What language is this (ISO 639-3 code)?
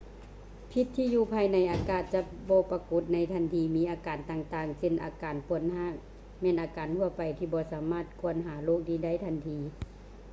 lao